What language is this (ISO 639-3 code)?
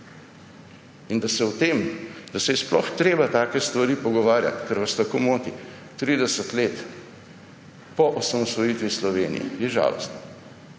slv